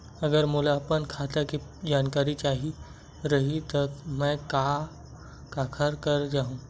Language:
Chhattisgarhi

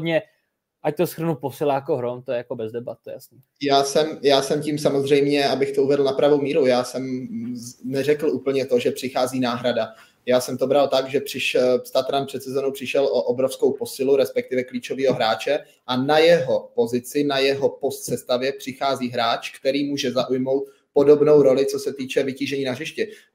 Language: Czech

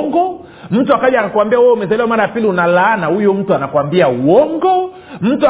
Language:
Swahili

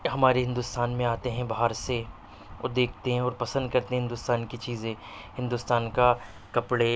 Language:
Urdu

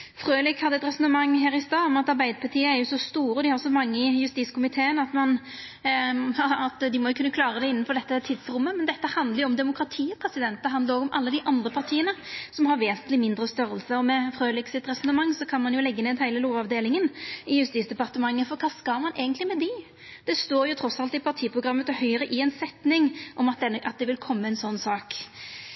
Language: Norwegian Nynorsk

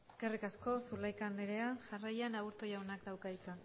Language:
Basque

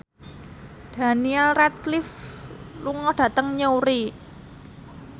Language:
Javanese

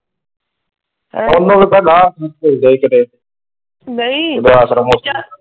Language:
Punjabi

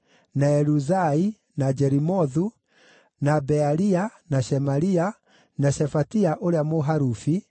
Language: Kikuyu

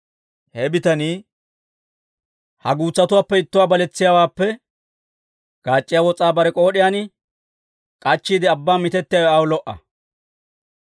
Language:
Dawro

